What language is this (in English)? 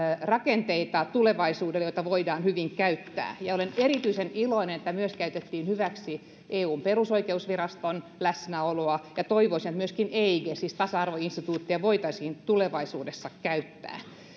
Finnish